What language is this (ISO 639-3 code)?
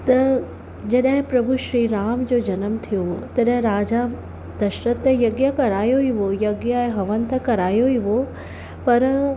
snd